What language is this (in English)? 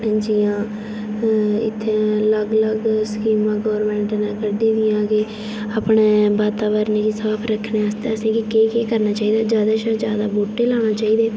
Dogri